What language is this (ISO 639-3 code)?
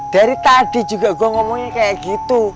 ind